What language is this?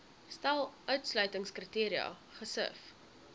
Afrikaans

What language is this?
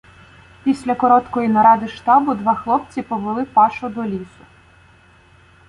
Ukrainian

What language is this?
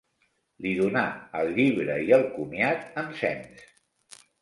Catalan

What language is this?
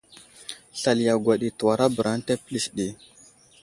Wuzlam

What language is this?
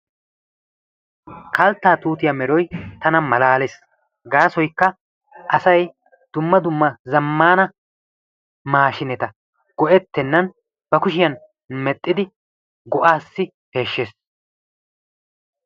Wolaytta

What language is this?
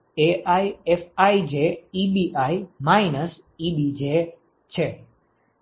Gujarati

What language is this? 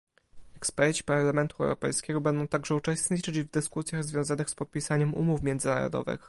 Polish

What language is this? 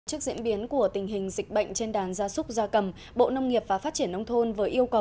Vietnamese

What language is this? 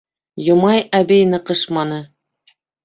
Bashkir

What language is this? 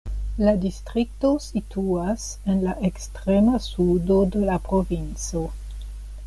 Esperanto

